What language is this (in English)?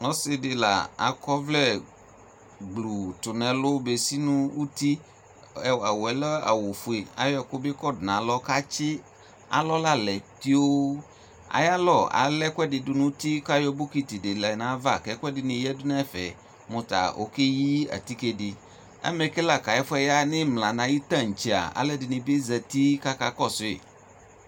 Ikposo